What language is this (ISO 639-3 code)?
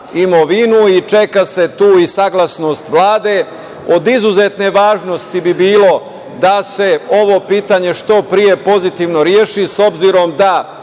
srp